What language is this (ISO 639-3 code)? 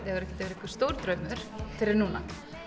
isl